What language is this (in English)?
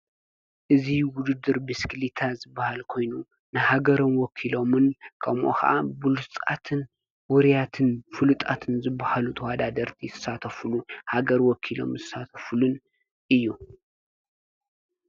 Tigrinya